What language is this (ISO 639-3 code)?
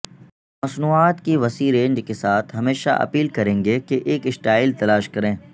urd